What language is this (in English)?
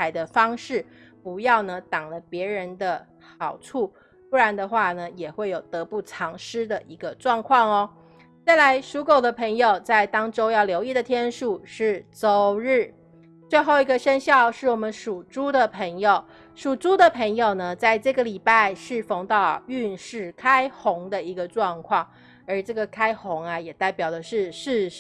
Chinese